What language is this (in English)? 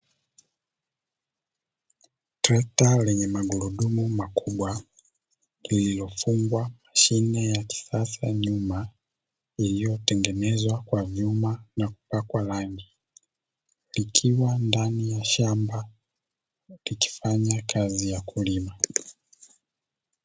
Swahili